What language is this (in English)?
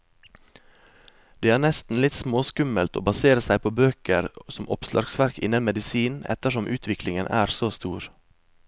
Norwegian